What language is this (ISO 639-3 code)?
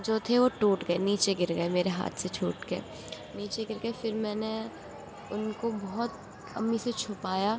urd